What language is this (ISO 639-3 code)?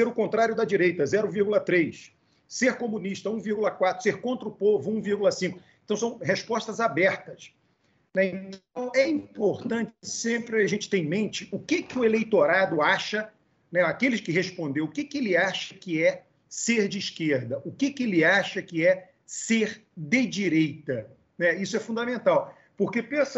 por